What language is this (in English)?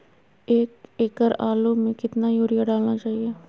Magahi